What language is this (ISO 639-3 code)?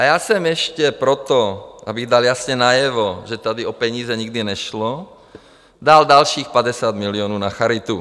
ces